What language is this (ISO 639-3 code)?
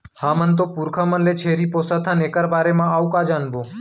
hne